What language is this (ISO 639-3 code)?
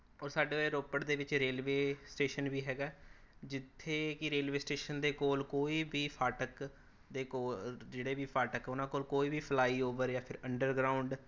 pan